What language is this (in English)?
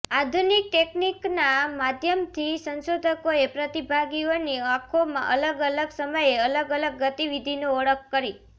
Gujarati